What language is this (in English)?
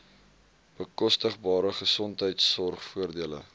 Afrikaans